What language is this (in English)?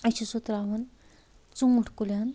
Kashmiri